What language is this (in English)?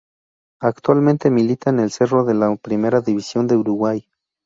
Spanish